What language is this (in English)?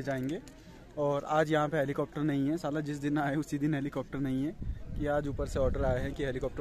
Hindi